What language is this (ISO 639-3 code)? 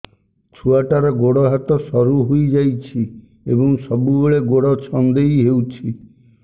ori